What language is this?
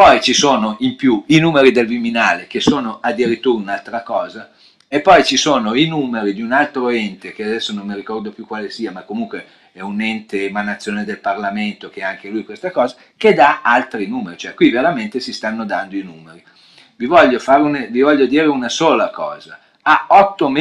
Italian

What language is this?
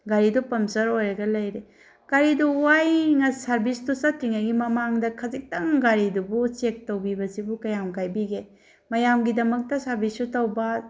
Manipuri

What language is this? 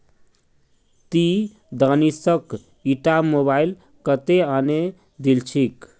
Magahi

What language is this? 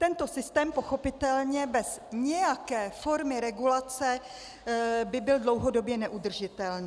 Czech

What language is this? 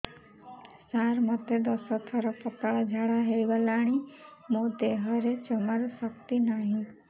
Odia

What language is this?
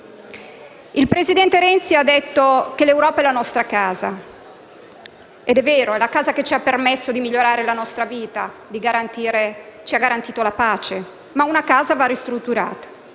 Italian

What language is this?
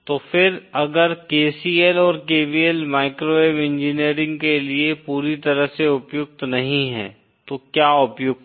Hindi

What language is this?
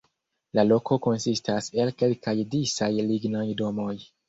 Esperanto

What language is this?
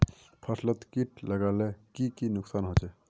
Magahi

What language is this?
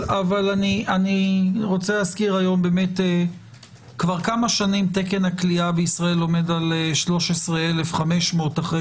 Hebrew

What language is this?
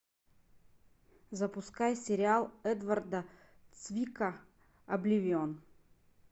Russian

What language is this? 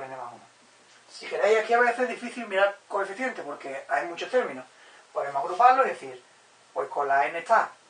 Spanish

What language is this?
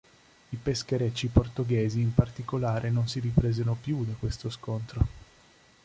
Italian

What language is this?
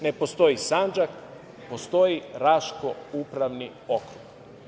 Serbian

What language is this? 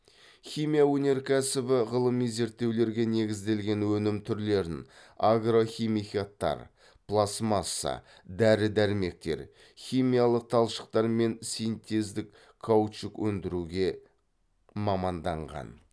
Kazakh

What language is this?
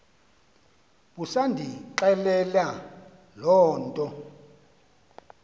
Xhosa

